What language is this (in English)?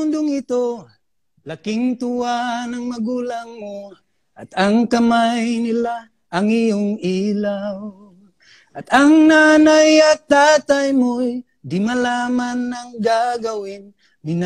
Malay